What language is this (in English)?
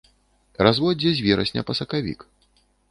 Belarusian